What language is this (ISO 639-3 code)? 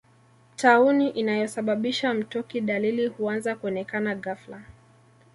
swa